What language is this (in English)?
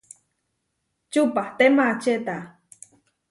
Huarijio